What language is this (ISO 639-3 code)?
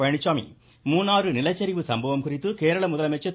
tam